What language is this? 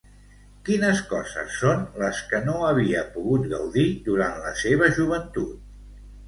Catalan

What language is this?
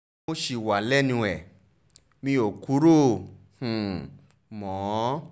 Yoruba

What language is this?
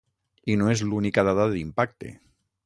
Catalan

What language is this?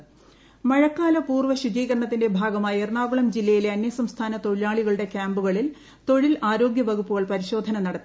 Malayalam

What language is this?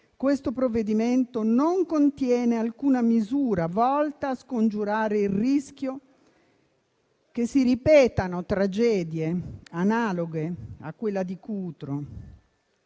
Italian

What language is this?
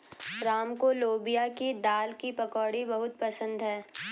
Hindi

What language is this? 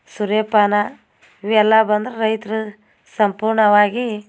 Kannada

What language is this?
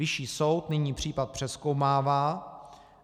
Czech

